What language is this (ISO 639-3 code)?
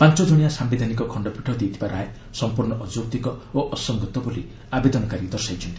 ori